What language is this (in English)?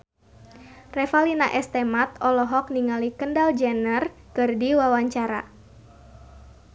Sundanese